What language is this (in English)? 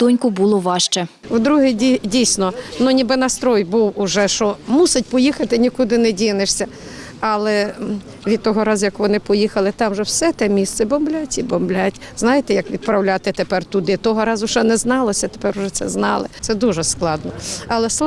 Ukrainian